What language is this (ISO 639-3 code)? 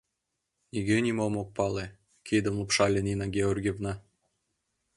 chm